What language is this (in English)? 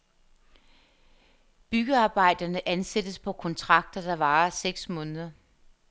Danish